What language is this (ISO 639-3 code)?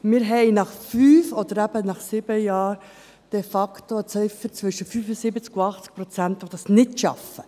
gsw